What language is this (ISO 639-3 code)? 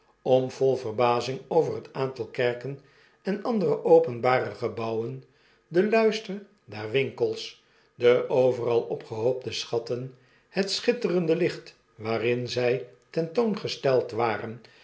nld